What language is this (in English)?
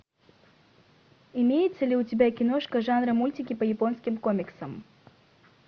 Russian